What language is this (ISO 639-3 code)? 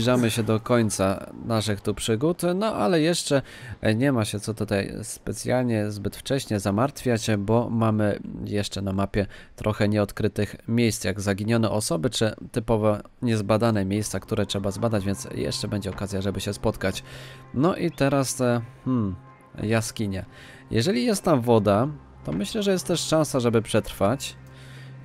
pol